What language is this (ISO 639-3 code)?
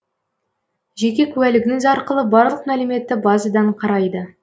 kaz